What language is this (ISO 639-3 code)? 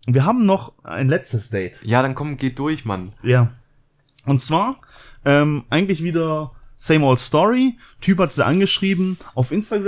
deu